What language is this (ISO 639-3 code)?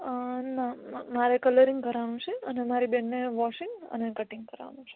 guj